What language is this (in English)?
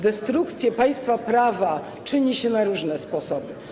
Polish